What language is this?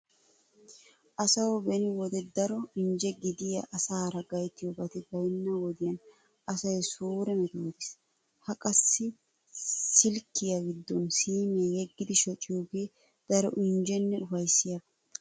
Wolaytta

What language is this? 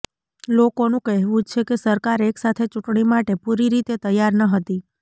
Gujarati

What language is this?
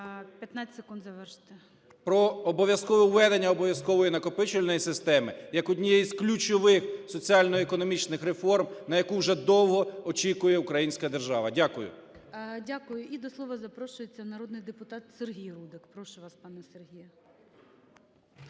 Ukrainian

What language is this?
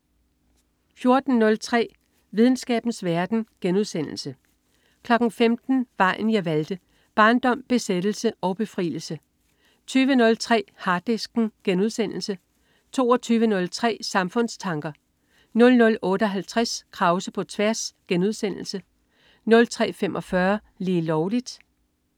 Danish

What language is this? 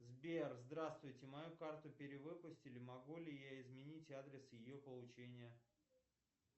Russian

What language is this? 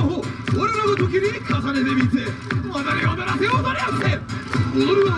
Japanese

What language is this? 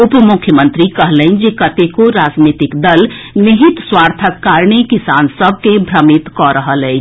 Maithili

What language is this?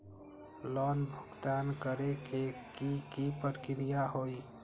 Magahi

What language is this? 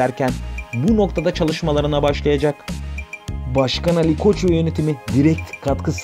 Turkish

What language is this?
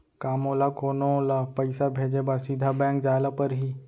Chhattisgarhi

